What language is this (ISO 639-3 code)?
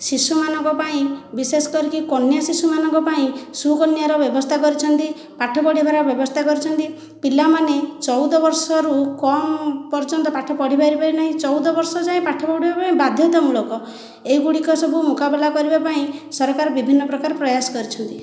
ori